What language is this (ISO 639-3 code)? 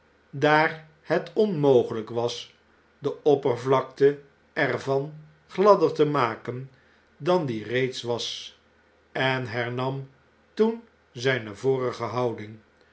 nld